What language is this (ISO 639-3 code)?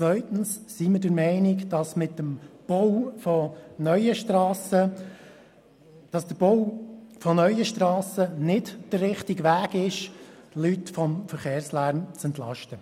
gsw